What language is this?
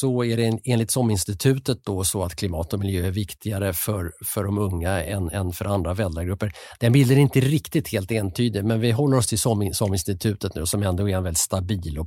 Swedish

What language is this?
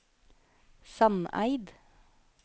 Norwegian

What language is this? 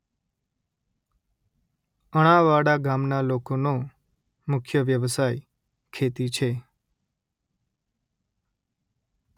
Gujarati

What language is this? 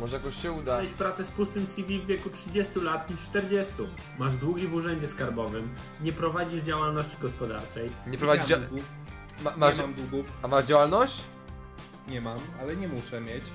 Polish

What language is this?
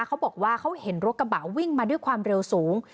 Thai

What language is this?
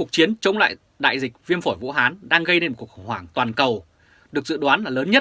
Vietnamese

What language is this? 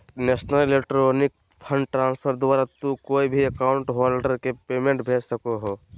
Magahi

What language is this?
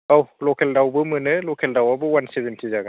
Bodo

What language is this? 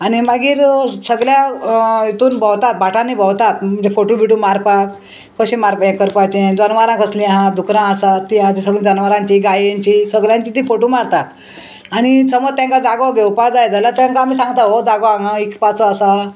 Konkani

